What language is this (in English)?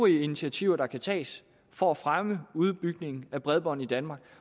Danish